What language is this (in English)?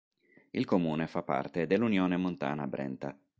Italian